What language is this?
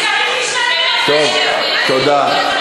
Hebrew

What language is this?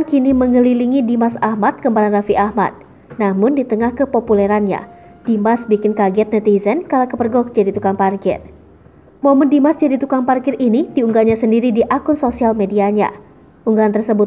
Indonesian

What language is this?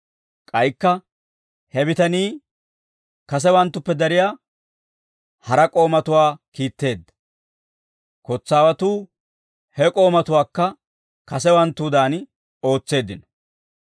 Dawro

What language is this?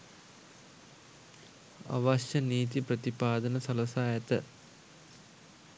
Sinhala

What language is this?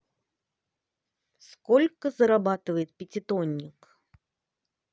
Russian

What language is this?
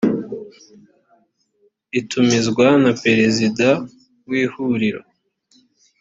Kinyarwanda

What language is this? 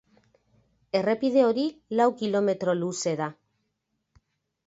Basque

